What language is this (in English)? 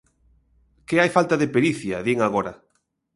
Galician